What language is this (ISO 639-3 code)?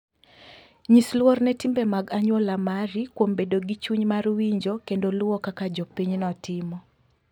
luo